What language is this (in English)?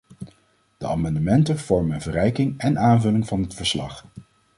Dutch